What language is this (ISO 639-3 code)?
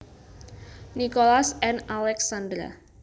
jav